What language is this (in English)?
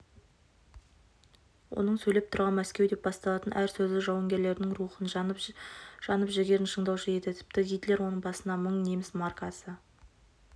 Kazakh